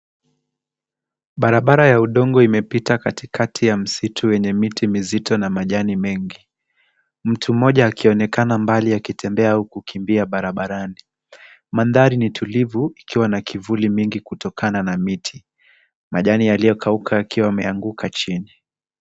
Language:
Swahili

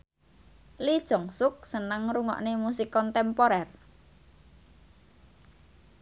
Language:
Javanese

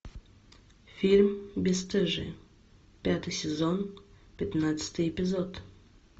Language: Russian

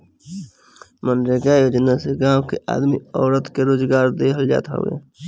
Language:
Bhojpuri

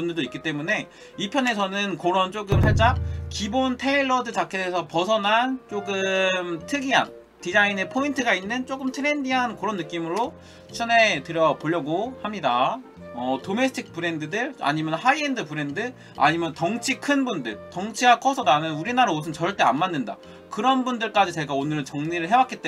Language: Korean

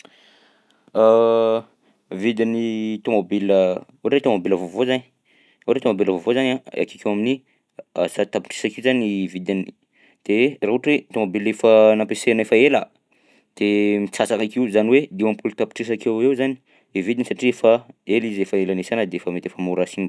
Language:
Southern Betsimisaraka Malagasy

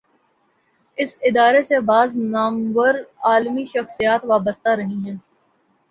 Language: Urdu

